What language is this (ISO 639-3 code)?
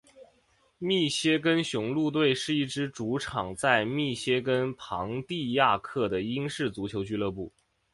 zho